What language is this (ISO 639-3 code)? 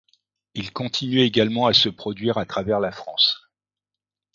fra